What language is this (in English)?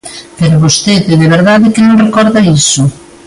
Galician